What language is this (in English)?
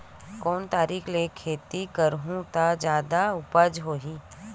Chhattisgarhi